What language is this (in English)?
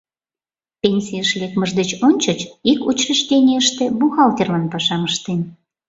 Mari